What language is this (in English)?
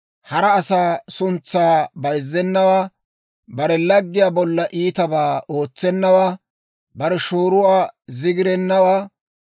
Dawro